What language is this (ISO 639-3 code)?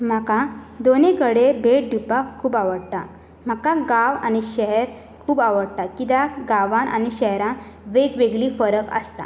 kok